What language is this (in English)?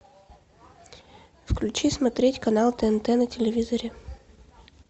Russian